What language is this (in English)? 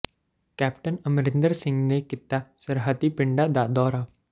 Punjabi